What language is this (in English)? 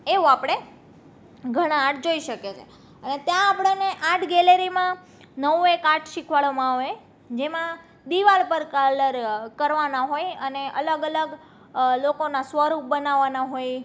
Gujarati